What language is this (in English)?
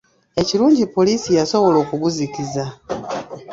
Ganda